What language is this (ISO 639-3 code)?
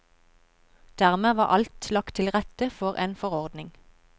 nor